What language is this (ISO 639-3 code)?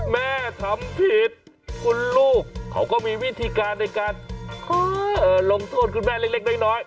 tha